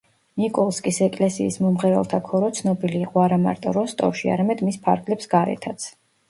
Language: Georgian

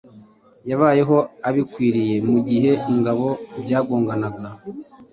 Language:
Kinyarwanda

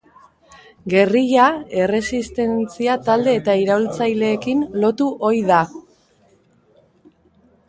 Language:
Basque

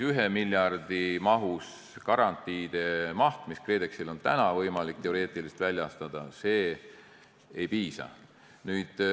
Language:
Estonian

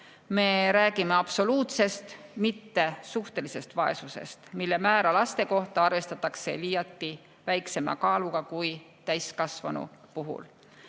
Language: Estonian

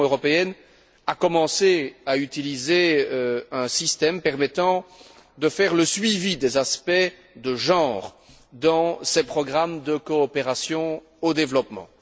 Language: French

